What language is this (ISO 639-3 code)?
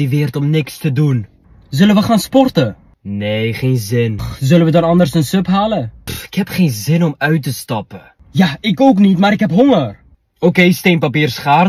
nld